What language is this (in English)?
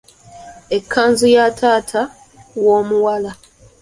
Ganda